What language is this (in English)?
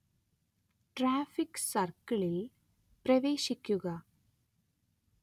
Malayalam